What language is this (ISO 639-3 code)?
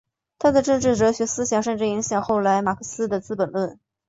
zho